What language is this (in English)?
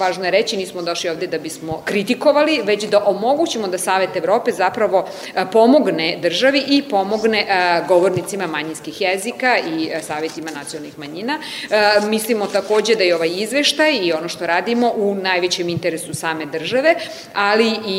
Croatian